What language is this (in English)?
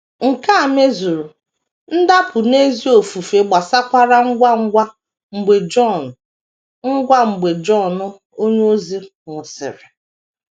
Igbo